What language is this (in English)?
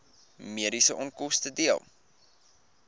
Afrikaans